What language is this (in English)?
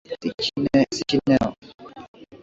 Swahili